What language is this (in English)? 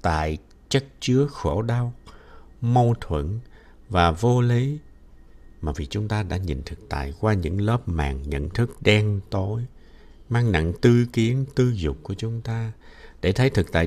Vietnamese